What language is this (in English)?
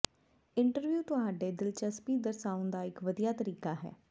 Punjabi